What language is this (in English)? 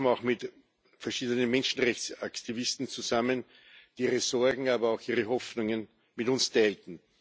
German